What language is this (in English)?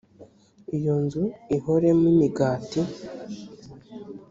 Kinyarwanda